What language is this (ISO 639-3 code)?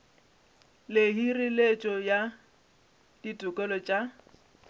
nso